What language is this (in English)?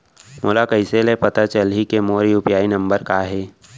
Chhattisgarhi